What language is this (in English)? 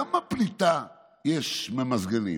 Hebrew